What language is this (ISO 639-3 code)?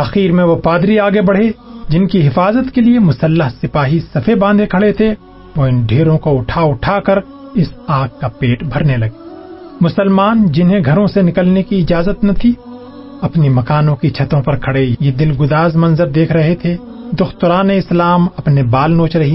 urd